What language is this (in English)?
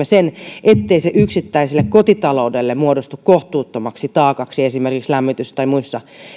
Finnish